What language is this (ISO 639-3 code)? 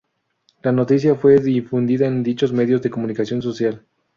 spa